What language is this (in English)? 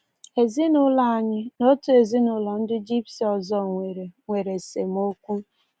Igbo